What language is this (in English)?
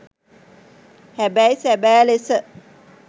Sinhala